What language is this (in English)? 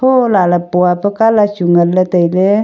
Wancho Naga